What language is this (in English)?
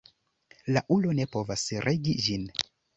Esperanto